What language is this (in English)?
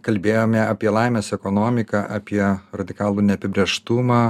Lithuanian